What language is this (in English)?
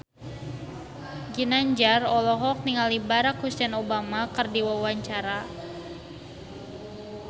Sundanese